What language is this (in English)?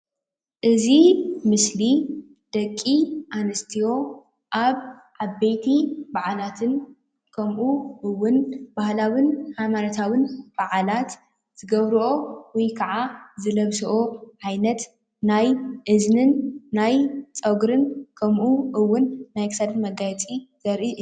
Tigrinya